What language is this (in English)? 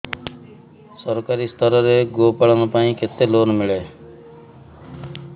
Odia